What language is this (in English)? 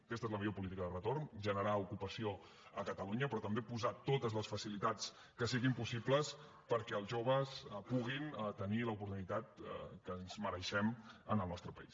Catalan